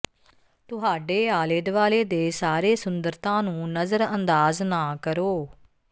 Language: Punjabi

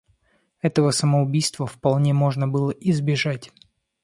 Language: Russian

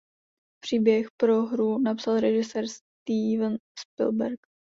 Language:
Czech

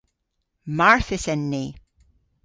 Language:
Cornish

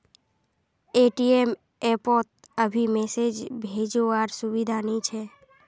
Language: Magahi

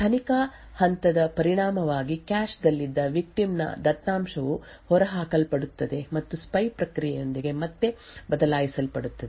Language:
Kannada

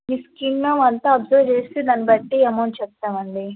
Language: Telugu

